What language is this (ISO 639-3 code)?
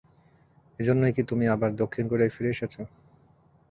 ben